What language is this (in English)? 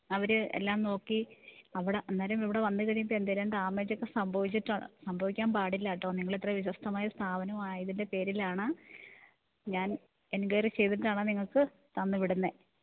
Malayalam